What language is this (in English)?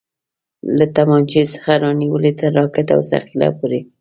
Pashto